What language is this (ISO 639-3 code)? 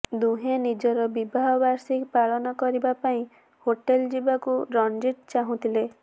ori